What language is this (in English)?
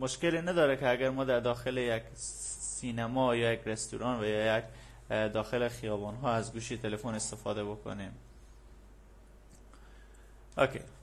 Persian